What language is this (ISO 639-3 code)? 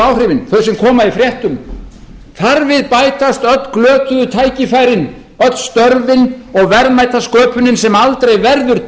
isl